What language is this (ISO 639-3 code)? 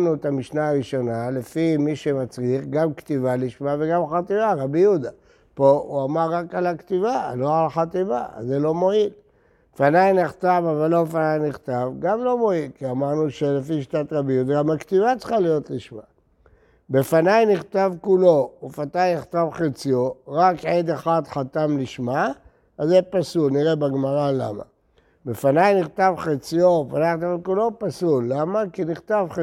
heb